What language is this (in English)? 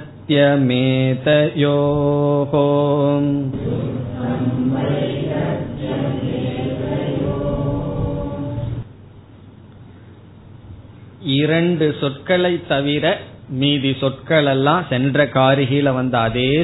Tamil